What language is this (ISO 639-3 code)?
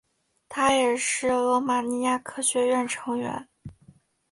zho